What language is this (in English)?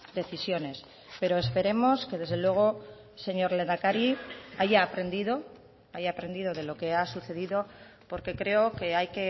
Spanish